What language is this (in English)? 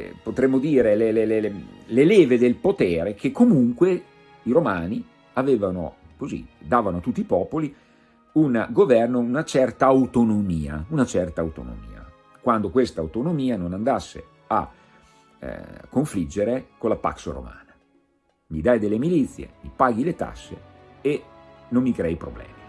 Italian